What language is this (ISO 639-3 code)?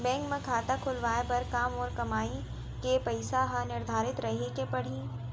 hne